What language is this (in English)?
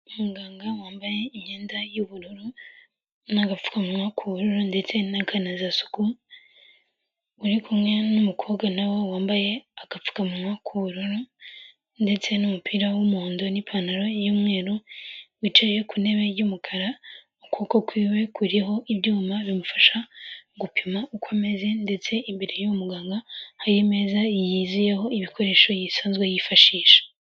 Kinyarwanda